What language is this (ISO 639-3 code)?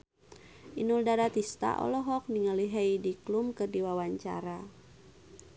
sun